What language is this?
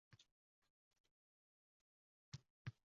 Uzbek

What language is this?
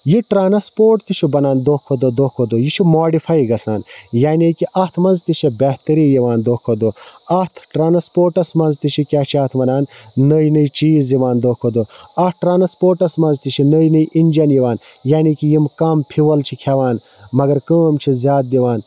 Kashmiri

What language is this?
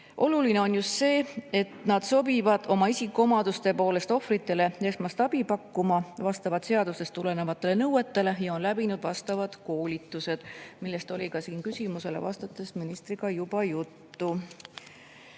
Estonian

